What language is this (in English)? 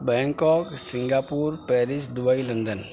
Urdu